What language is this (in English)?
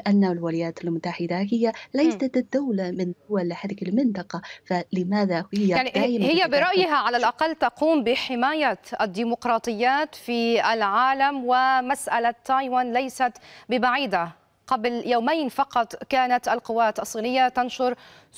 Arabic